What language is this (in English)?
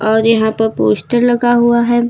Hindi